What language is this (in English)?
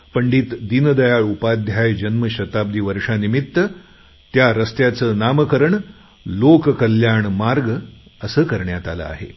Marathi